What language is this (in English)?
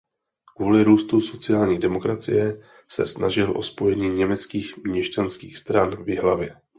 Czech